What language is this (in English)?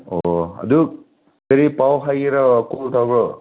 Manipuri